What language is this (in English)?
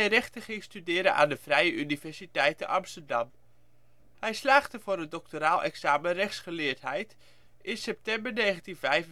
Dutch